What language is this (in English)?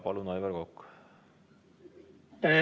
Estonian